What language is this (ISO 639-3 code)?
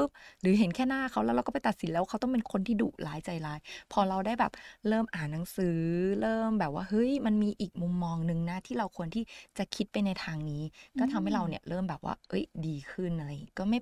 tha